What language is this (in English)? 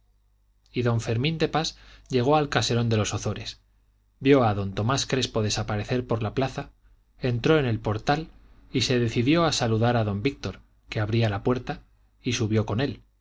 Spanish